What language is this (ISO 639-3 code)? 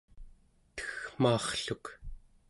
esu